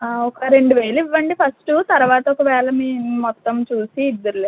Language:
Telugu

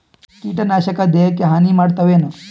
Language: Kannada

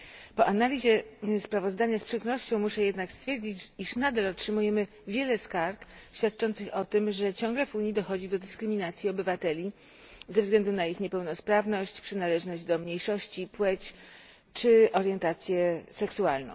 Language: Polish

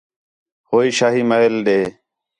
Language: Khetrani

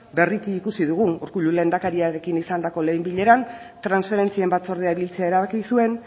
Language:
Basque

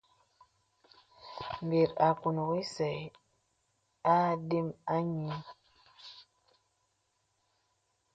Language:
Bebele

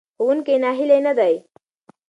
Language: Pashto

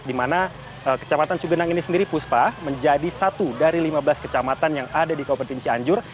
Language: Indonesian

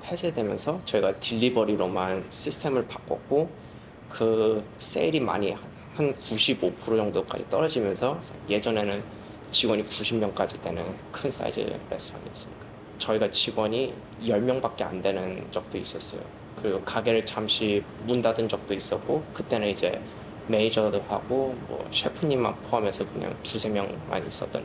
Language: Korean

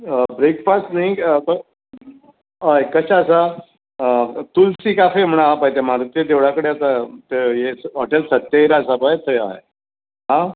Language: Konkani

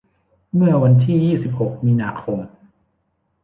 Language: Thai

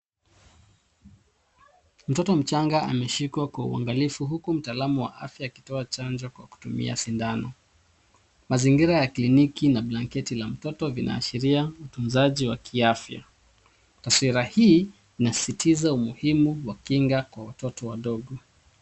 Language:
Swahili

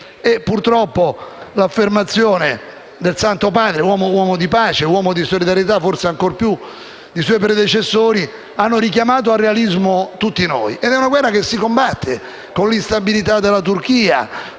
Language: Italian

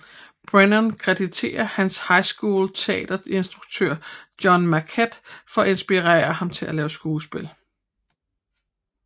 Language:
Danish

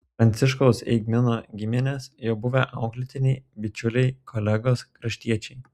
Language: Lithuanian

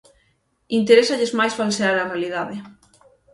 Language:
Galician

